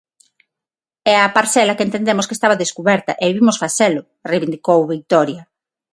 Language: Galician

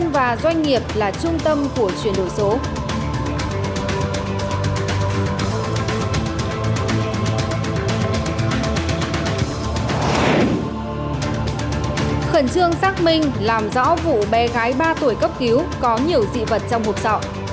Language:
Vietnamese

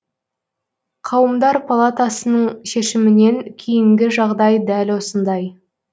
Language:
Kazakh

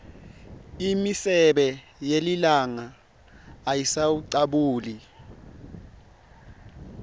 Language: Swati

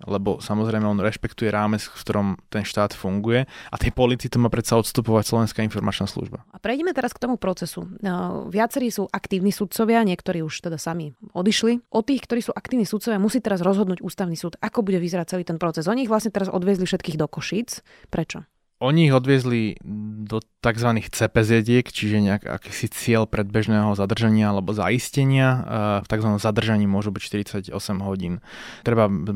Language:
Slovak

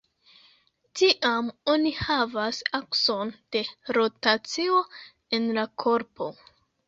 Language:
Esperanto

